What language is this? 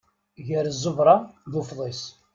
Kabyle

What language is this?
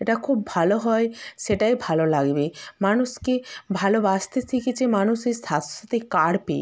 Bangla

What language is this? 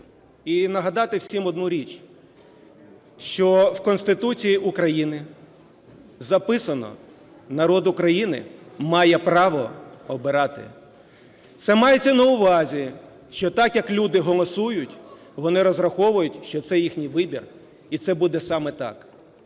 Ukrainian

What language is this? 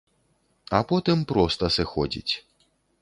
Belarusian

